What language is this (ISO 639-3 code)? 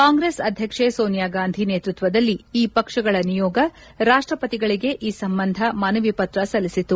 kan